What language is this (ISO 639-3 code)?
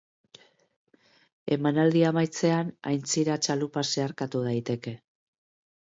eus